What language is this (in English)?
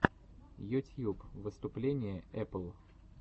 Russian